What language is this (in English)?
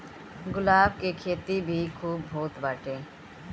Bhojpuri